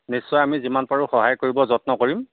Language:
Assamese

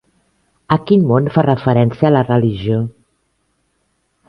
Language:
Catalan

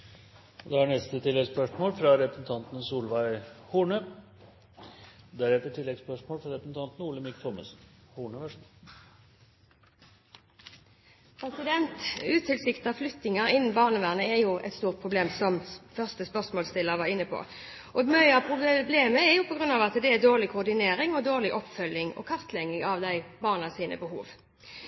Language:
Norwegian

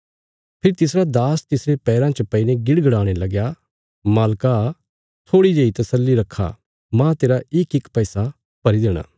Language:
Bilaspuri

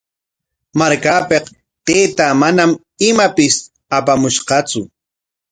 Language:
Corongo Ancash Quechua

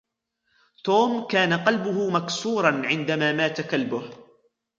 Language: Arabic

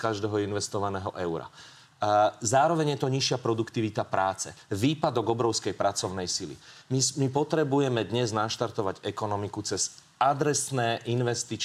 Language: Slovak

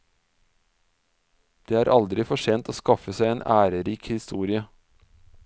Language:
Norwegian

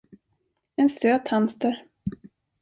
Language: Swedish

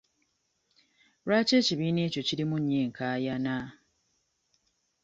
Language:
Ganda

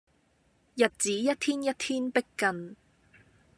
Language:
Cantonese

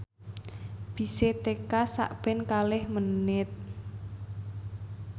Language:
Javanese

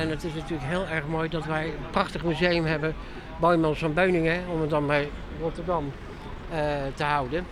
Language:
Dutch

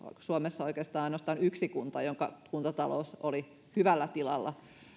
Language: Finnish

